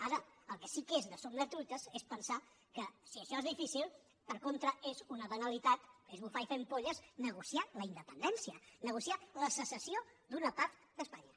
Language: Catalan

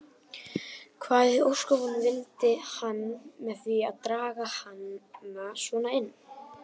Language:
Icelandic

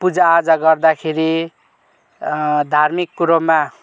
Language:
Nepali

